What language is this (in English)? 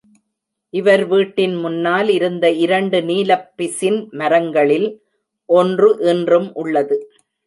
Tamil